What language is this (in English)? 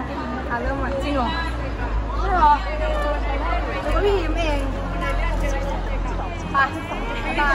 Thai